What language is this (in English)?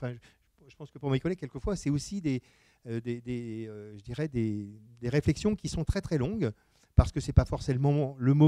French